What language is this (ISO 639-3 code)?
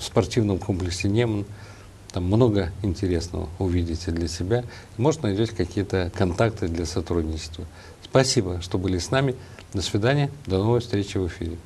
rus